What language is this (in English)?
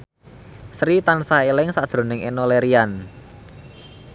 Javanese